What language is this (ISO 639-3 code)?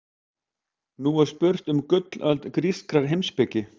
isl